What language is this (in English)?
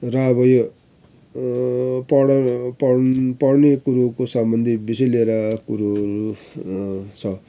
Nepali